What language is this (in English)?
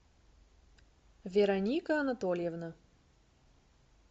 Russian